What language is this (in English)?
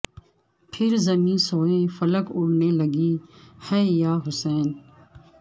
Urdu